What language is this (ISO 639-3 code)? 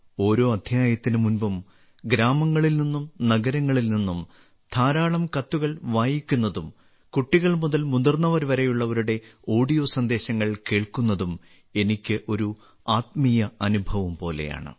mal